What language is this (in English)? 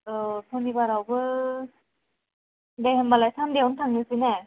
Bodo